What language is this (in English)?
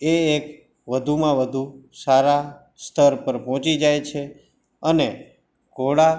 Gujarati